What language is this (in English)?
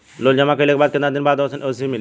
Bhojpuri